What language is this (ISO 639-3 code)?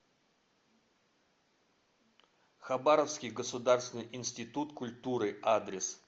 rus